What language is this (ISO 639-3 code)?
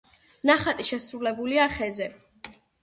kat